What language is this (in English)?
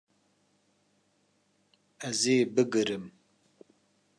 Kurdish